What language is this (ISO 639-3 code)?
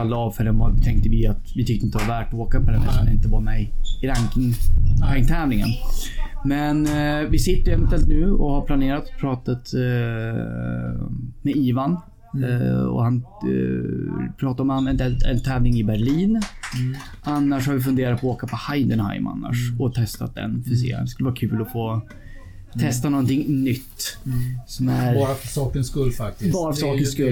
swe